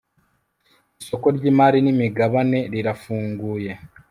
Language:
Kinyarwanda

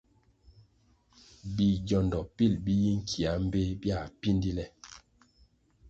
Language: Kwasio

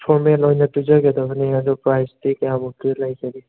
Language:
Manipuri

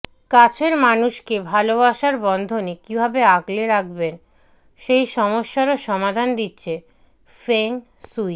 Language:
Bangla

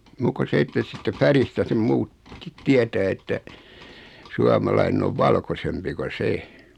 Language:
Finnish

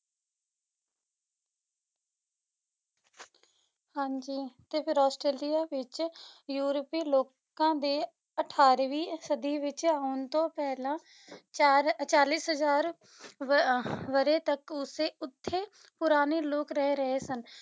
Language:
Punjabi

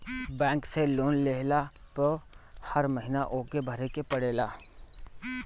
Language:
Bhojpuri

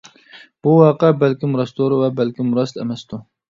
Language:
Uyghur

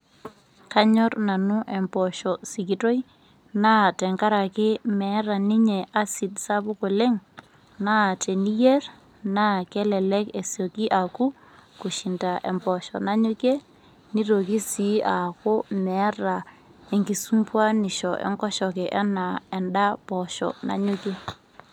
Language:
Masai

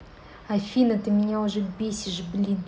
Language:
Russian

